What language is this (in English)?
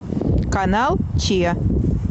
Russian